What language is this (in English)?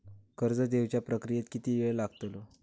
Marathi